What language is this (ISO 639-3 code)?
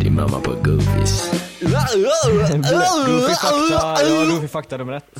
swe